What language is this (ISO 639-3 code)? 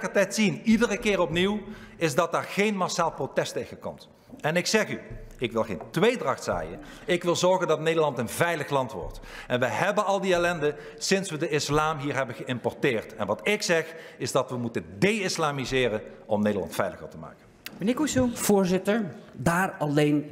nld